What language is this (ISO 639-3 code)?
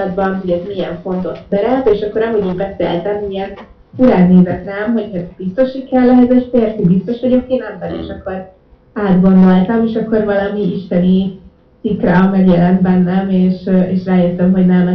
hun